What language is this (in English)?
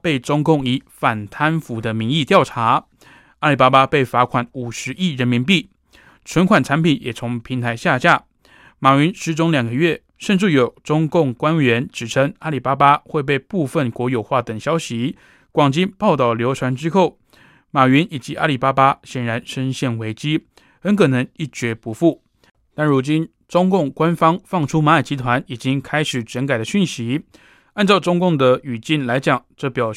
Chinese